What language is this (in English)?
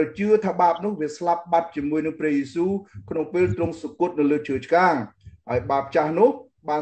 Thai